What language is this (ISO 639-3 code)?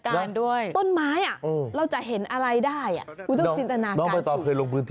tha